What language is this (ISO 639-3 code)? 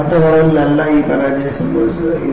mal